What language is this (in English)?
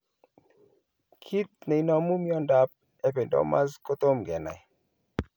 Kalenjin